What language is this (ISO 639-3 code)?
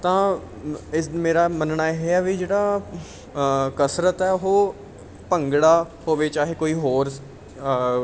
pan